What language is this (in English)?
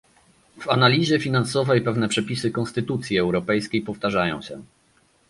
Polish